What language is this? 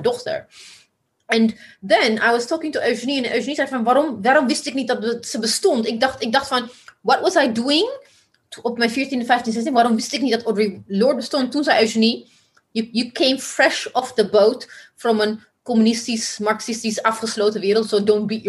Dutch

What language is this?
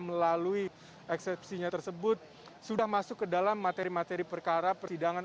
Indonesian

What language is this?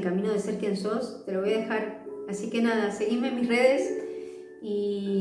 Spanish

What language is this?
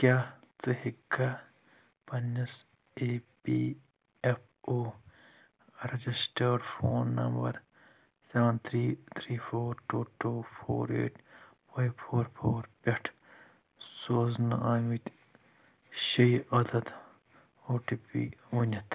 Kashmiri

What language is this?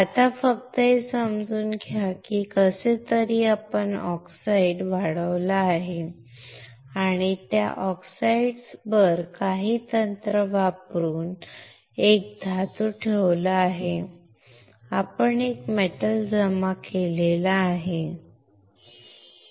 Marathi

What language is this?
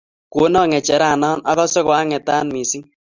Kalenjin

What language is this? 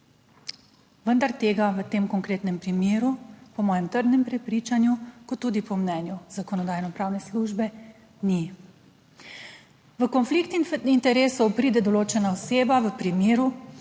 Slovenian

